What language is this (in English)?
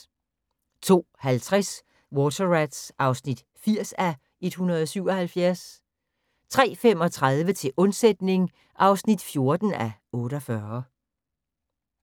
Danish